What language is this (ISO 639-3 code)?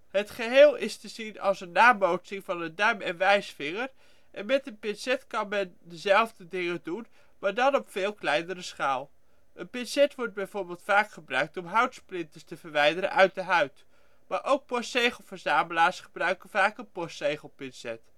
nld